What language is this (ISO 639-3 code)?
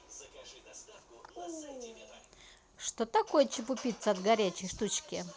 rus